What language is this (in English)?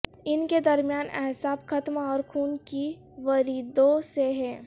Urdu